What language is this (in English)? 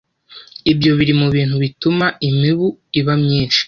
Kinyarwanda